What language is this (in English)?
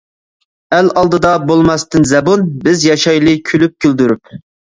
Uyghur